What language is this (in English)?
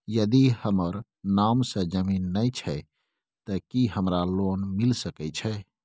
Maithili